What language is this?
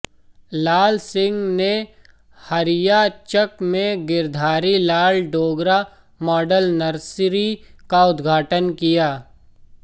Hindi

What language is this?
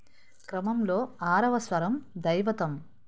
Telugu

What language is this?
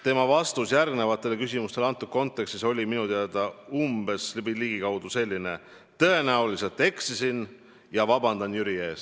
Estonian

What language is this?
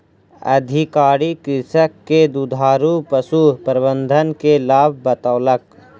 Maithili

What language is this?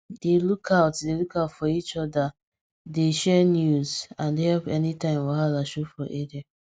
Nigerian Pidgin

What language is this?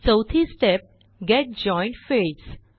Marathi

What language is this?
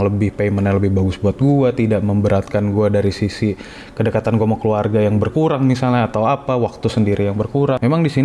Indonesian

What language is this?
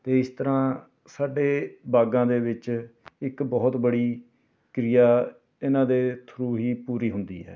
Punjabi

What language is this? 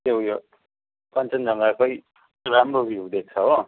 Nepali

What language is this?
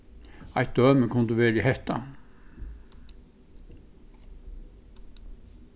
Faroese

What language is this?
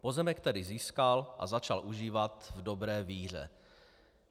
Czech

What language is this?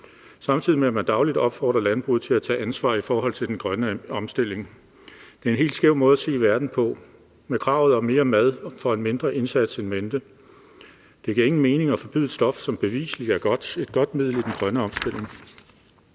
Danish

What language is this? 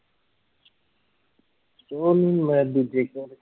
Punjabi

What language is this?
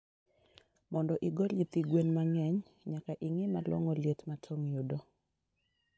Luo (Kenya and Tanzania)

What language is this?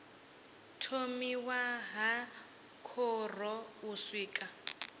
Venda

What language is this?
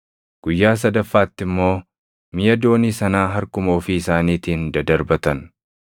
Oromo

